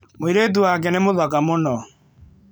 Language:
Kikuyu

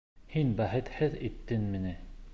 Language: Bashkir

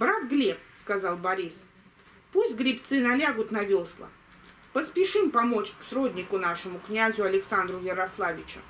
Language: Russian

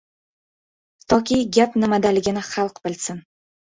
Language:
Uzbek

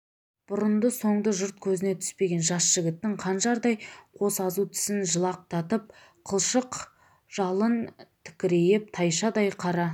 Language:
Kazakh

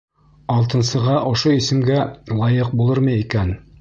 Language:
Bashkir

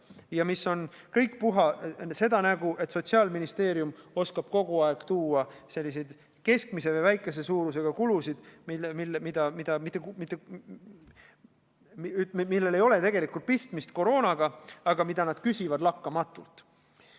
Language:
Estonian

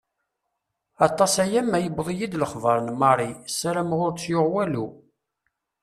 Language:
Kabyle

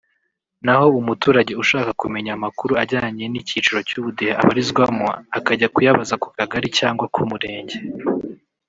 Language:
Kinyarwanda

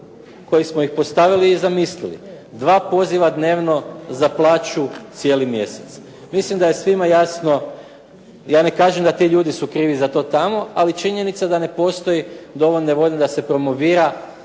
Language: Croatian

